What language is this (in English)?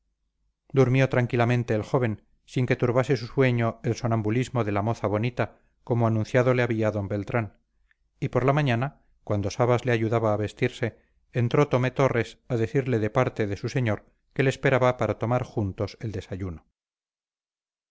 Spanish